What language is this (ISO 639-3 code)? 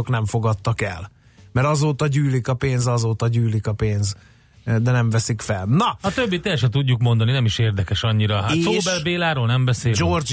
hun